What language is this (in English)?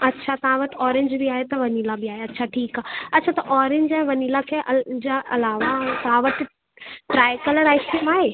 Sindhi